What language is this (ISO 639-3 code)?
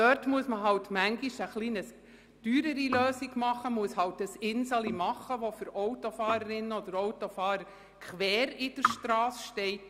gsw